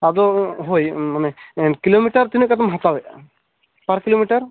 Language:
Santali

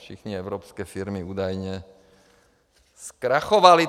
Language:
Czech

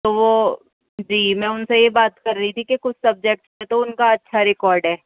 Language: Urdu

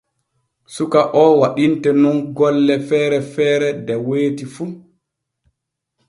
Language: Borgu Fulfulde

